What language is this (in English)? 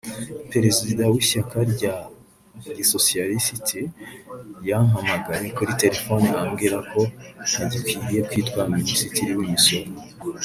Kinyarwanda